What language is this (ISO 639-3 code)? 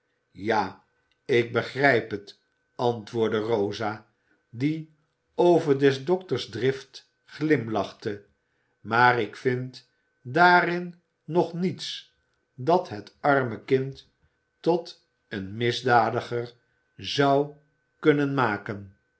nld